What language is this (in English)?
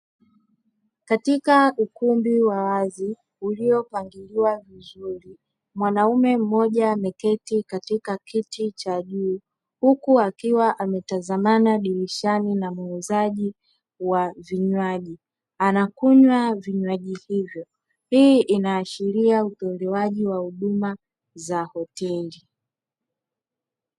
Swahili